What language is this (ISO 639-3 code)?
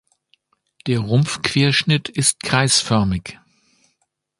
deu